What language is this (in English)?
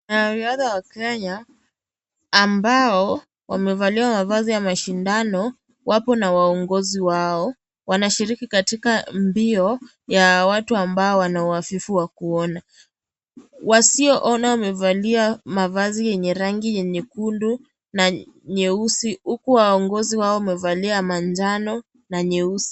Swahili